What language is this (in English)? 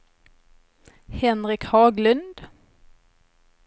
Swedish